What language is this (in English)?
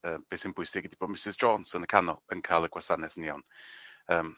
Welsh